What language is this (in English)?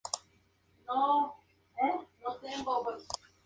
Spanish